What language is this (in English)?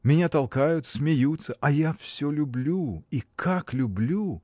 Russian